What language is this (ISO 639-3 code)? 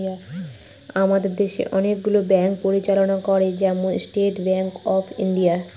ben